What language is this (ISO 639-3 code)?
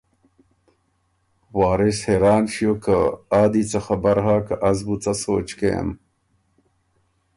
oru